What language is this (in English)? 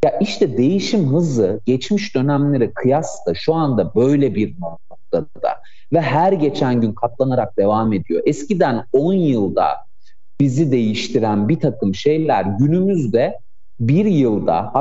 Turkish